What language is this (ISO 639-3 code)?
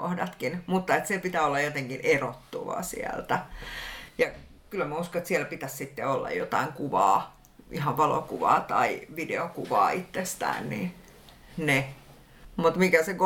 fin